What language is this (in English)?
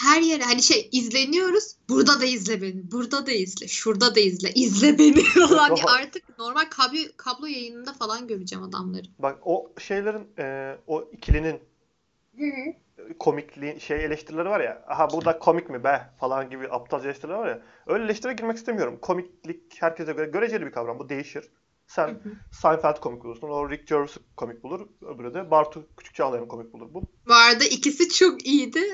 Turkish